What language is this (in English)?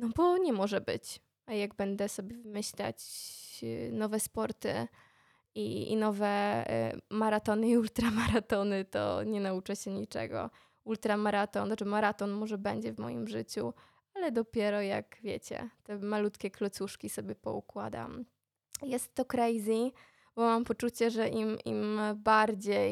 Polish